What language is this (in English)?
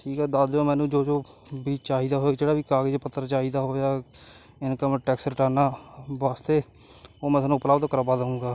Punjabi